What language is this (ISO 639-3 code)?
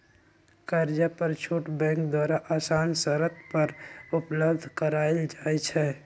mag